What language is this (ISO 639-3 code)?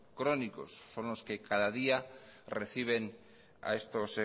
spa